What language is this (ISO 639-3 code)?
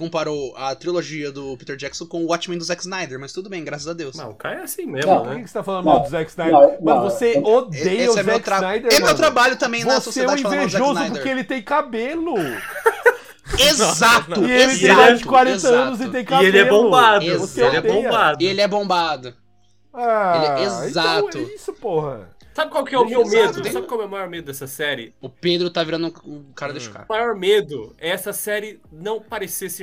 por